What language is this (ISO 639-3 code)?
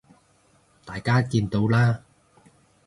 yue